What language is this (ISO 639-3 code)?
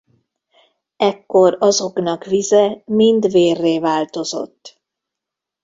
hun